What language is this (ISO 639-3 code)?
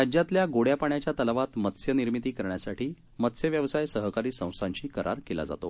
mar